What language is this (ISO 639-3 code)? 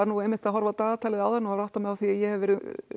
isl